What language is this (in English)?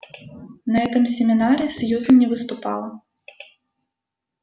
Russian